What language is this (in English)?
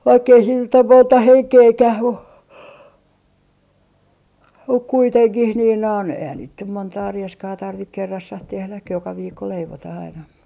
Finnish